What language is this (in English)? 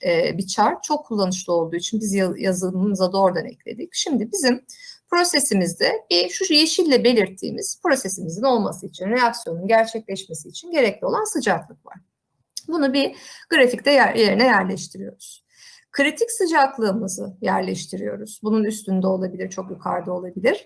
Turkish